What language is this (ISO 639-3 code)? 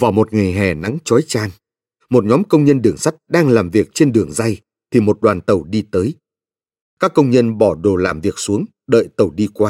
vie